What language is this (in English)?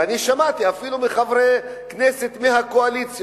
Hebrew